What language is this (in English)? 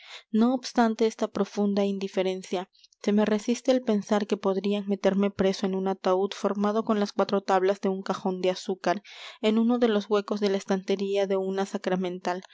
Spanish